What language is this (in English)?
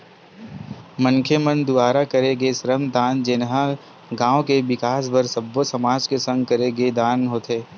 Chhattisgarhi